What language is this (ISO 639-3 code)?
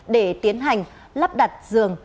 vie